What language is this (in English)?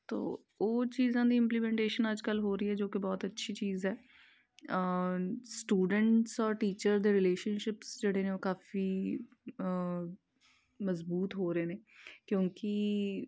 Punjabi